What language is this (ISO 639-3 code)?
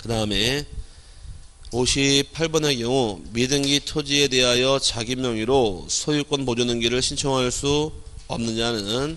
kor